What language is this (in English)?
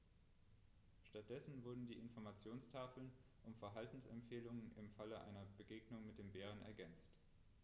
German